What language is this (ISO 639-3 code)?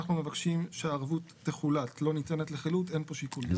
heb